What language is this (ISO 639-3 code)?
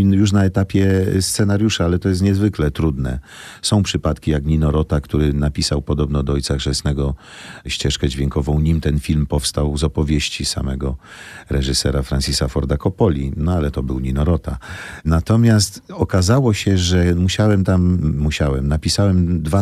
pol